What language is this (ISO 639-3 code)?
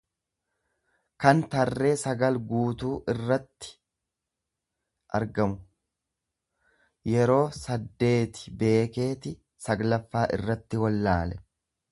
orm